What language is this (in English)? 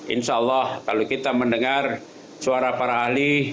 Indonesian